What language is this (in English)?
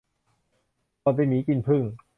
Thai